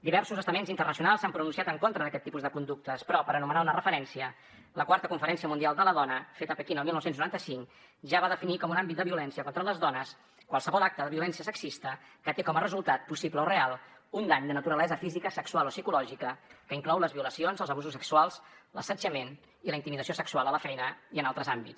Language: Catalan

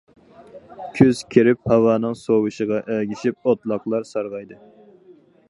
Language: Uyghur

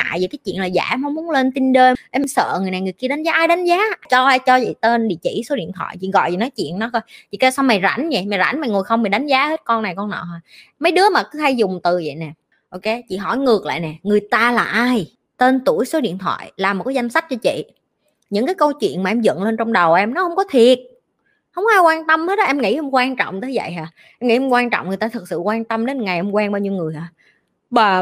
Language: Vietnamese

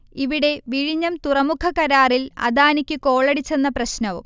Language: Malayalam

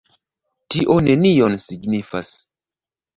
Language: Esperanto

